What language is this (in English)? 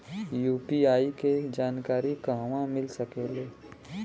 Bhojpuri